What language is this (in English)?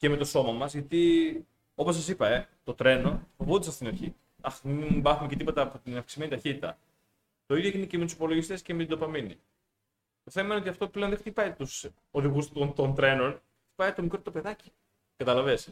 Greek